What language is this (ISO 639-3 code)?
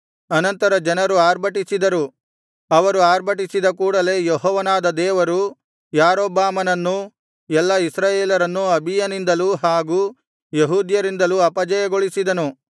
kan